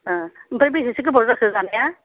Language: Bodo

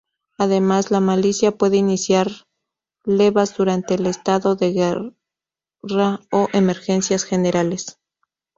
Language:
Spanish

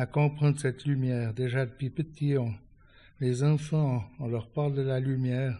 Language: French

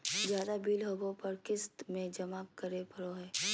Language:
Magahi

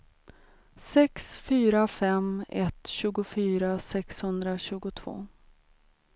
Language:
Swedish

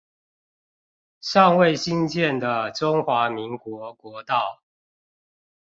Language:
Chinese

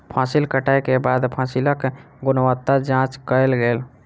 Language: Maithili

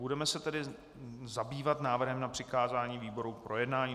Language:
Czech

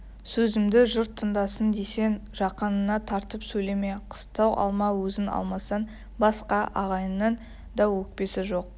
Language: Kazakh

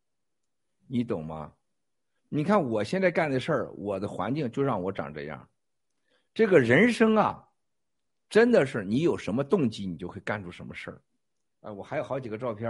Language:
Chinese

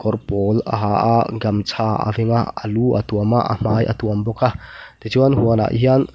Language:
Mizo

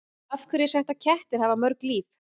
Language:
Icelandic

